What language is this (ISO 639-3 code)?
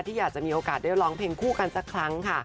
tha